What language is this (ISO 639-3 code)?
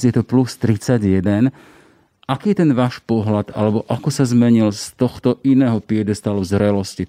slk